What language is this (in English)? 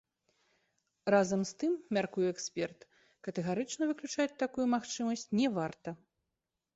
Belarusian